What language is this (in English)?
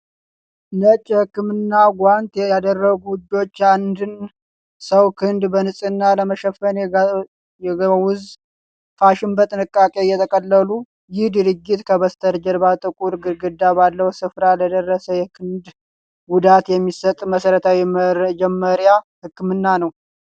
Amharic